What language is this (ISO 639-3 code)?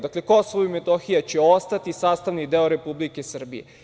srp